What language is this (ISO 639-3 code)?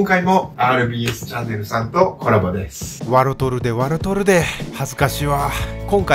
jpn